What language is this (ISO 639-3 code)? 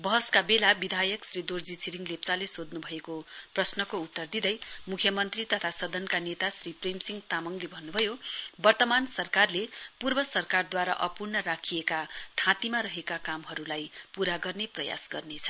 nep